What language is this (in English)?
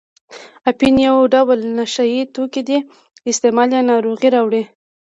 Pashto